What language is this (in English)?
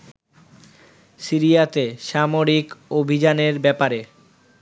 Bangla